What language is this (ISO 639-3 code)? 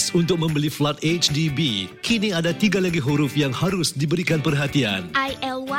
msa